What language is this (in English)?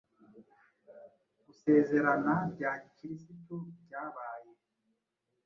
Kinyarwanda